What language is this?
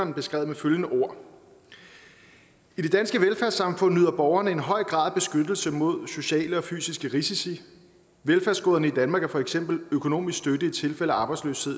Danish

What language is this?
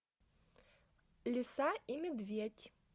Russian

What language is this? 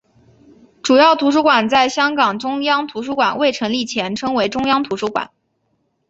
Chinese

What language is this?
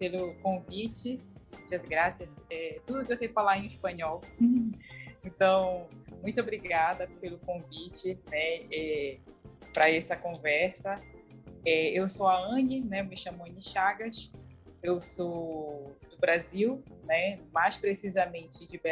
Portuguese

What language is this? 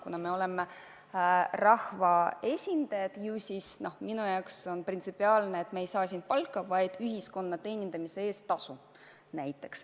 Estonian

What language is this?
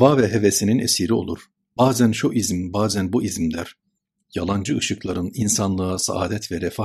Turkish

